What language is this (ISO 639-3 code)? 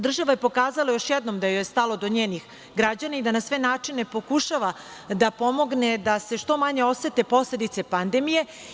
srp